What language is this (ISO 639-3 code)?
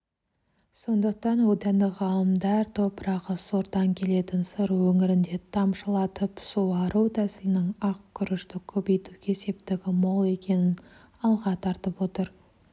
kaz